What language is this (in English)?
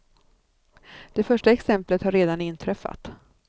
Swedish